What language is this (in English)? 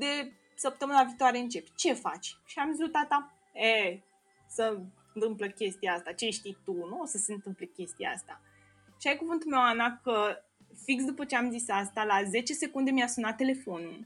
Romanian